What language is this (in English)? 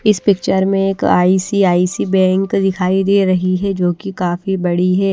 Hindi